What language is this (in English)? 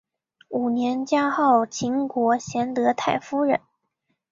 Chinese